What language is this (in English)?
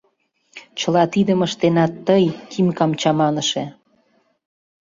Mari